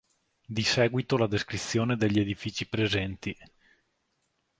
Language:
Italian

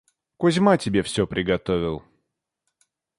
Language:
Russian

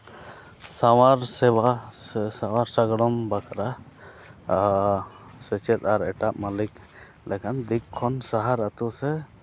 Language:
Santali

